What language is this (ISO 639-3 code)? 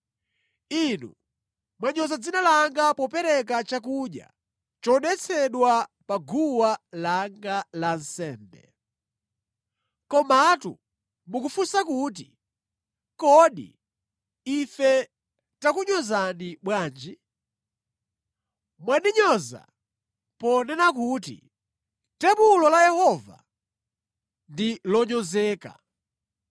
nya